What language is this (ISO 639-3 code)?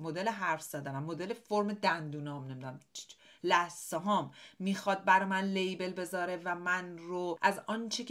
fas